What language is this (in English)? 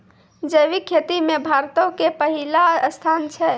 Maithili